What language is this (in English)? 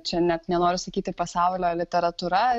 Lithuanian